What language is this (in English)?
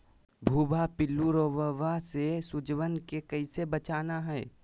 Magahi